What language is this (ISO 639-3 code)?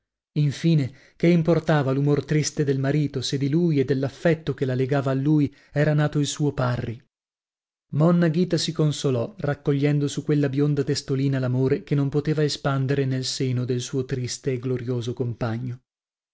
ita